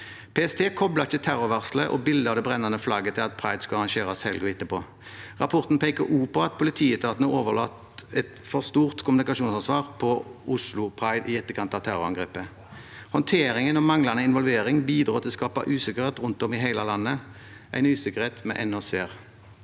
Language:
Norwegian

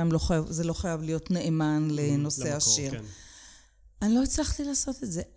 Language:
Hebrew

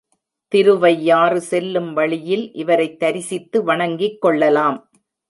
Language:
Tamil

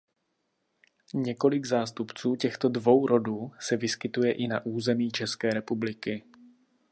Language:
Czech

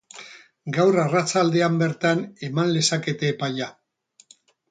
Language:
Basque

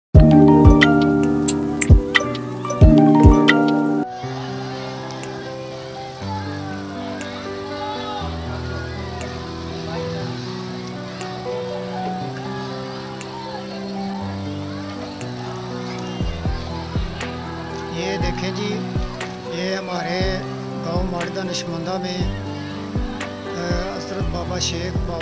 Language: Romanian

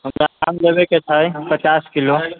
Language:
Maithili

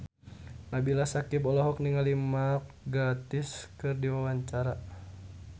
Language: Sundanese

